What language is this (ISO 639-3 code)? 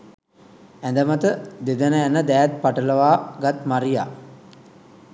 sin